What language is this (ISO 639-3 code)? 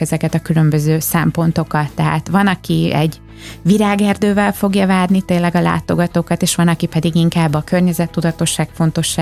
hun